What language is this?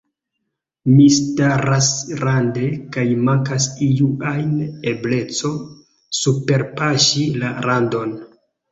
Esperanto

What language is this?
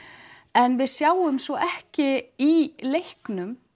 Icelandic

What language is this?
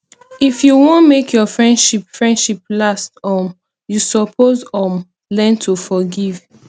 Nigerian Pidgin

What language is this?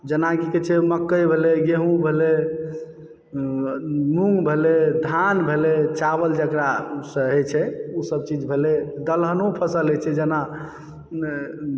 Maithili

